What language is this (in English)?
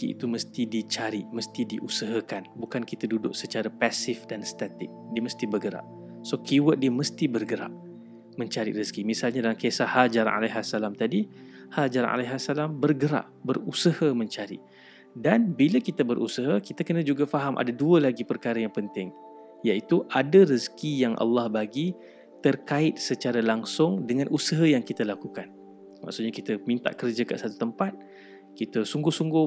Malay